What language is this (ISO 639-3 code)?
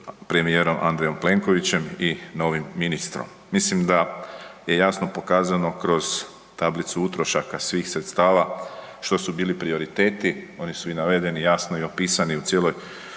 hrv